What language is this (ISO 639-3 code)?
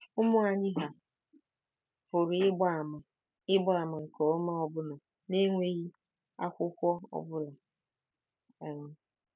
ibo